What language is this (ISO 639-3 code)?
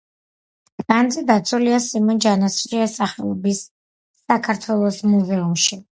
kat